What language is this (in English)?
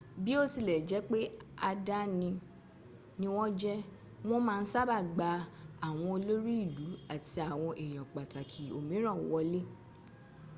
Yoruba